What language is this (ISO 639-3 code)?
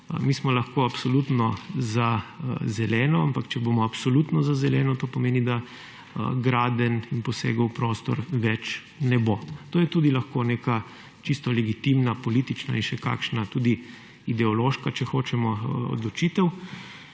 slv